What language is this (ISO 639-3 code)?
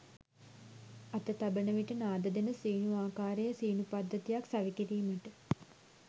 sin